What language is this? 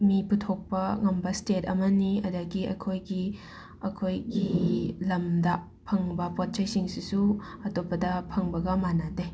Manipuri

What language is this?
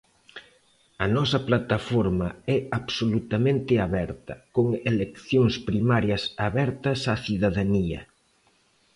Galician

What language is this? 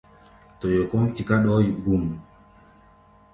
Gbaya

